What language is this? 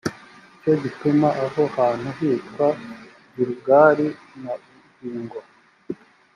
Kinyarwanda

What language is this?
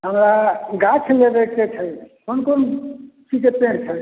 Maithili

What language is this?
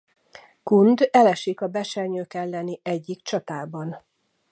Hungarian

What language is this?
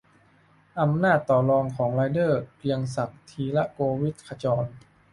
Thai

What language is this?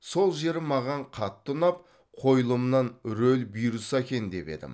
Kazakh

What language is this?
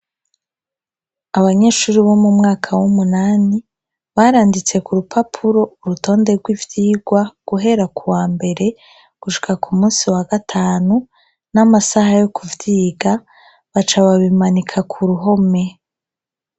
Rundi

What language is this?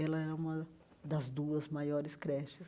Portuguese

